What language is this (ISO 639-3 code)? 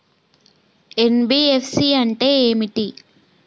tel